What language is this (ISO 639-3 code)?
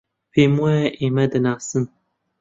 ckb